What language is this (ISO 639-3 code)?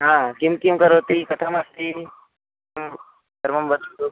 san